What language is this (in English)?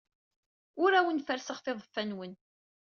Kabyle